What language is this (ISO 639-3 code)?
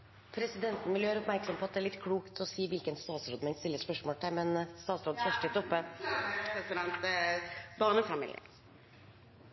nob